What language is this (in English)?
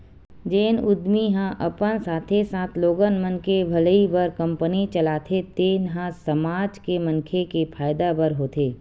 Chhattisgarhi